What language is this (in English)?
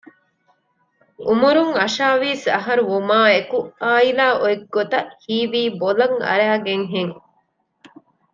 Divehi